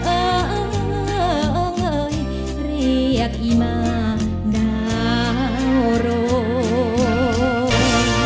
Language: Thai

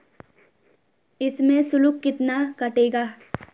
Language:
Hindi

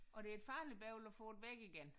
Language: Danish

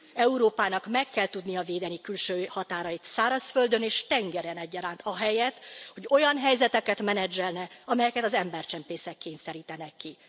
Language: Hungarian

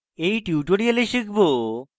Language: Bangla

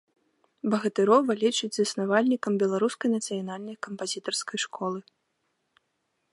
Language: Belarusian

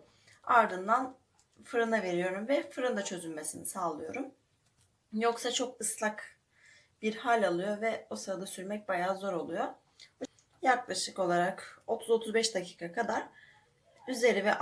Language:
Turkish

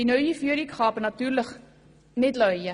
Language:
Swiss German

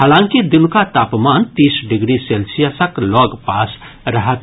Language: Maithili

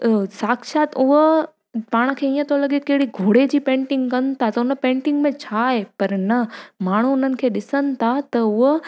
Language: Sindhi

